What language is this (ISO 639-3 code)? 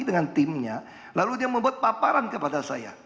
ind